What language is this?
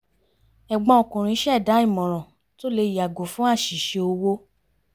Yoruba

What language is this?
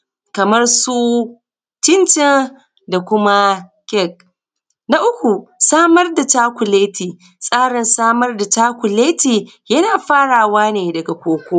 Hausa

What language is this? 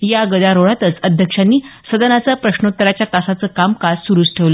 Marathi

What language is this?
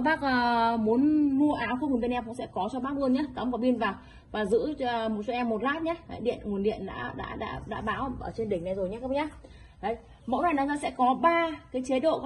Vietnamese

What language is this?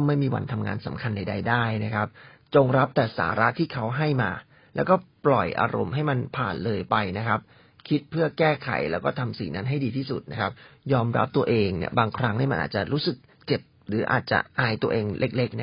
Thai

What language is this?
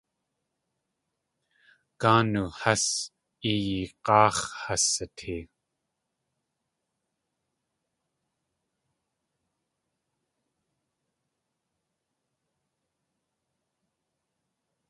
Tlingit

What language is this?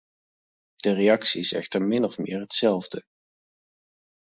Dutch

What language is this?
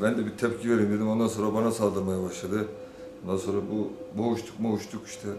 Turkish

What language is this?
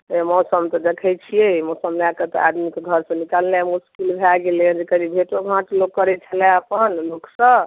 Maithili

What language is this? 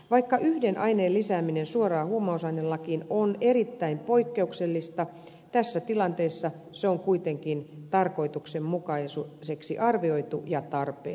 Finnish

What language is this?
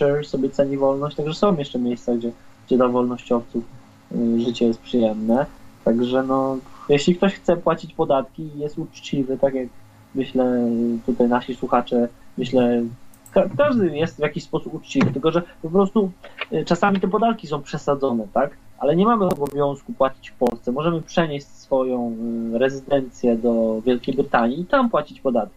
Polish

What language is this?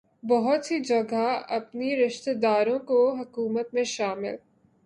Urdu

